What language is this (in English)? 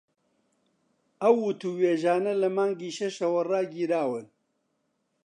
Central Kurdish